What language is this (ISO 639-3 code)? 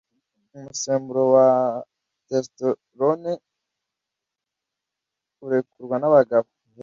kin